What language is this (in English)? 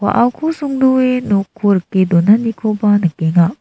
Garo